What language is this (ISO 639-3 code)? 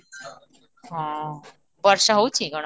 ori